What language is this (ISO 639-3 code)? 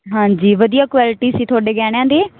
pan